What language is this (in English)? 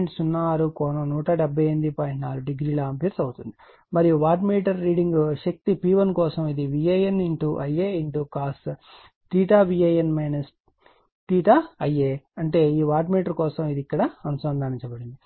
Telugu